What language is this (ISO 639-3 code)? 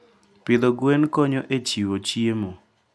luo